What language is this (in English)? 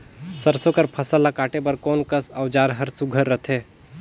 Chhattisgarhi